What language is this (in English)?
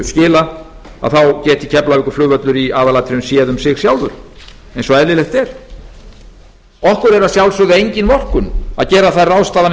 Icelandic